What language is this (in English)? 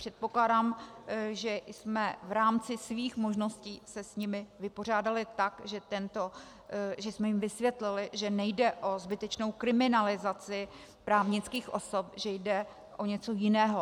Czech